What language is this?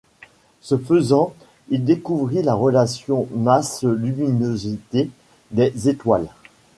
French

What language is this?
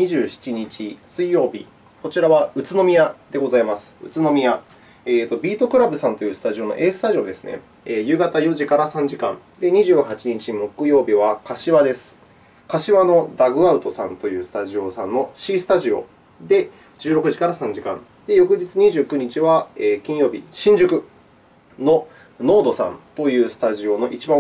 Japanese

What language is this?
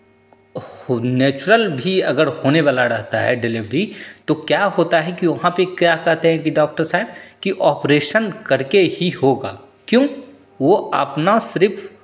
Hindi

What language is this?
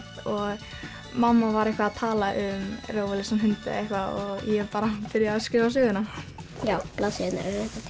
Icelandic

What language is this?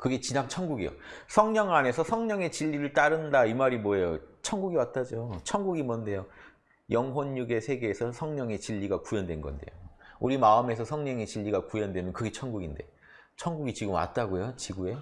Korean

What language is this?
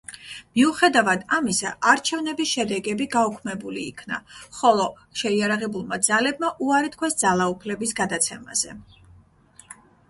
Georgian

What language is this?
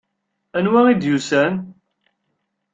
Kabyle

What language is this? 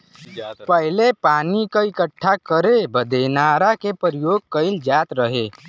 Bhojpuri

